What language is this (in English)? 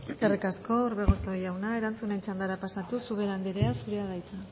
Basque